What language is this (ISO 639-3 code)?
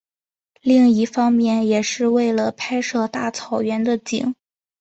zho